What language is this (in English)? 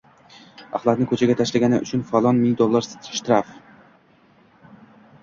Uzbek